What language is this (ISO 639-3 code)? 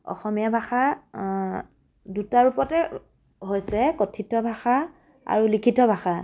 asm